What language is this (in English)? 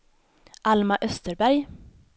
Swedish